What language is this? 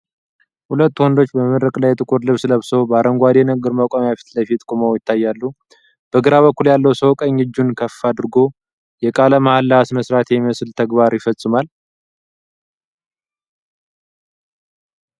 Amharic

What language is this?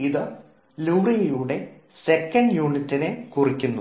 Malayalam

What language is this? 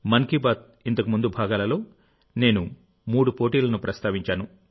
Telugu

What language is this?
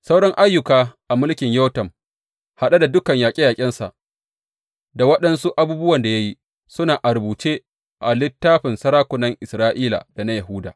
Hausa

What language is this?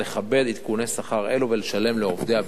Hebrew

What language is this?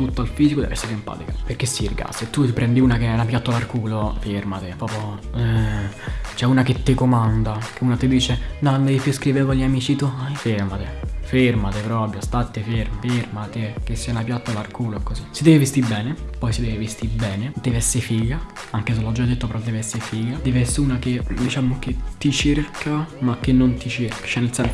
Italian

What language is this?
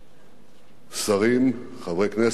Hebrew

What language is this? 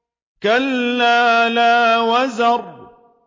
Arabic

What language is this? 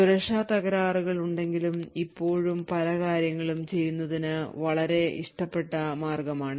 Malayalam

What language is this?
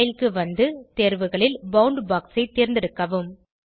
Tamil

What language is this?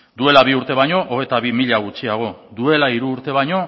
Basque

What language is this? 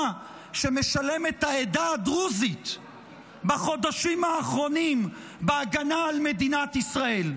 Hebrew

